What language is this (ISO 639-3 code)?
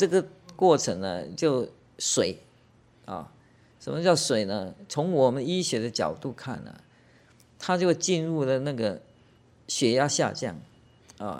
zho